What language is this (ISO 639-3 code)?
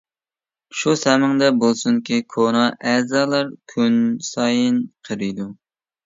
uig